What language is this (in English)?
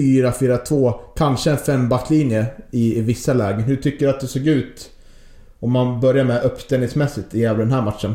Swedish